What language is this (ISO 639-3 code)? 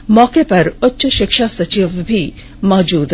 hin